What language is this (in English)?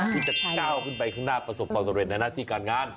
Thai